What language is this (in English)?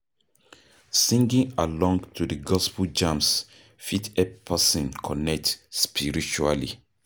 Nigerian Pidgin